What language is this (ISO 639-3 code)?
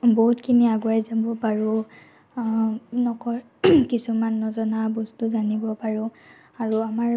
asm